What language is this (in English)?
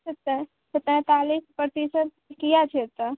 Maithili